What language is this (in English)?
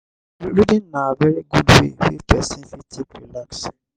Nigerian Pidgin